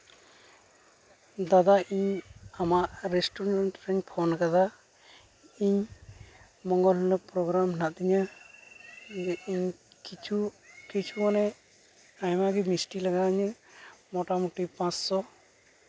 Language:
Santali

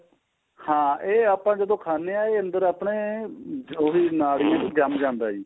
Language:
Punjabi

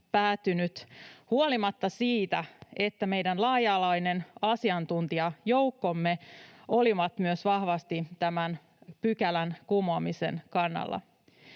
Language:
Finnish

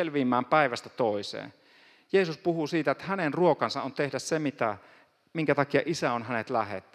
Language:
Finnish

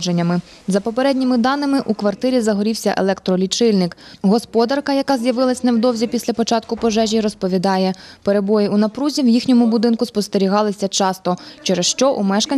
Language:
Ukrainian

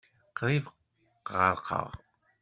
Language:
Kabyle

